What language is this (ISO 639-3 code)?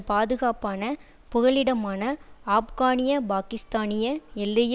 tam